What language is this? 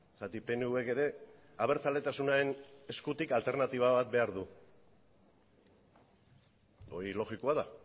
Basque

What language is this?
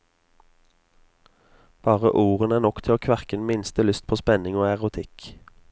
Norwegian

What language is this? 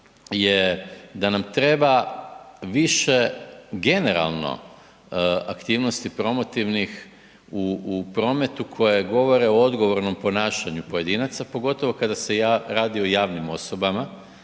Croatian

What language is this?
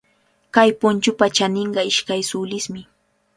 Cajatambo North Lima Quechua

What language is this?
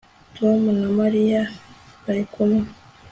Kinyarwanda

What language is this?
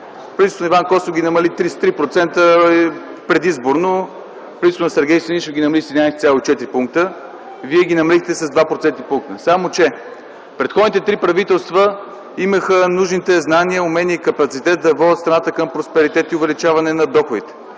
Bulgarian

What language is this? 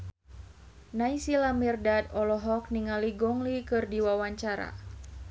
Sundanese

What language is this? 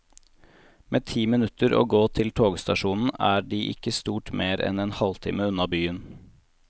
Norwegian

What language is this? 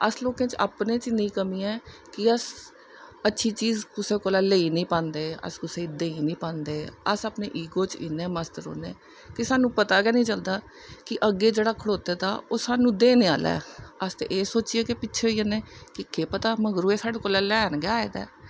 Dogri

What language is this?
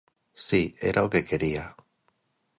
Galician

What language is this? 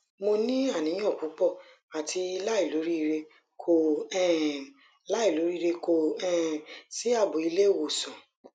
Yoruba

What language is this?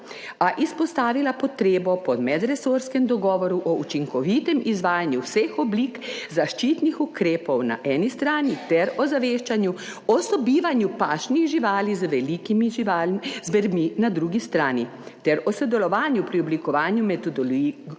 Slovenian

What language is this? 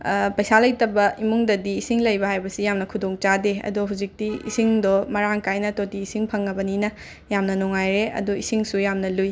Manipuri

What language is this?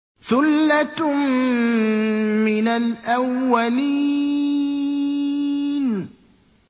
Arabic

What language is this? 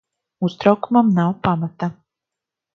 Latvian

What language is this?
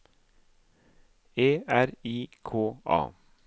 Norwegian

